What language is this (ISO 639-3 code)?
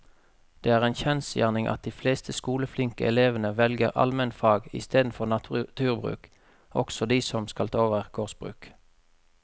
nor